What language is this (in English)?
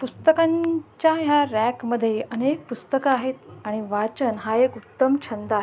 Marathi